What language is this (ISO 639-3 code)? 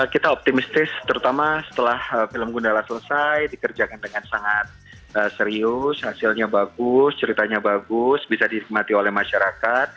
ind